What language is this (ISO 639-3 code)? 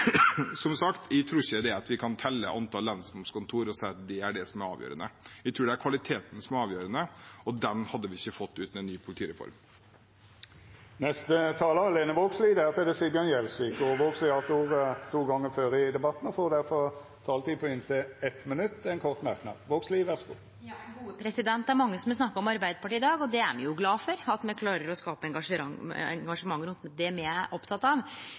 nor